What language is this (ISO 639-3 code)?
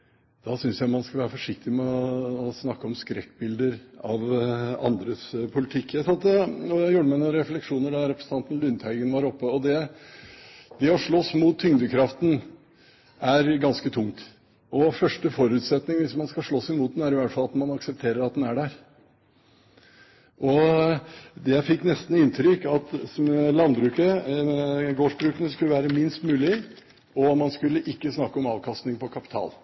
nob